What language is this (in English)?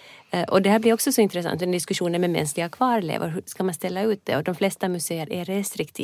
Swedish